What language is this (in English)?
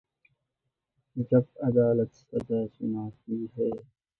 Urdu